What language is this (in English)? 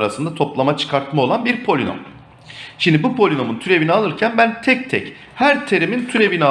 Turkish